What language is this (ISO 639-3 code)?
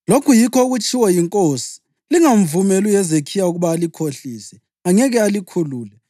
nde